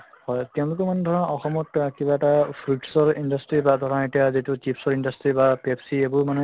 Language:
Assamese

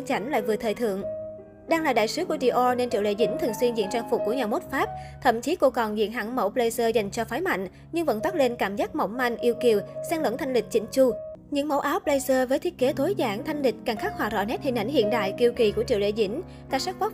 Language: Vietnamese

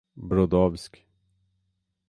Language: Portuguese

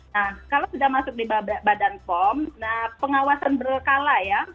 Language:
Indonesian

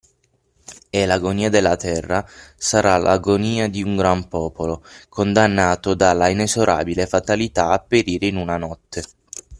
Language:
Italian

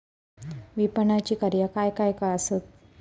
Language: Marathi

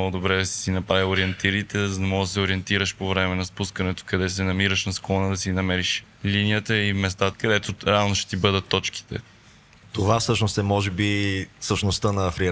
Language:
Bulgarian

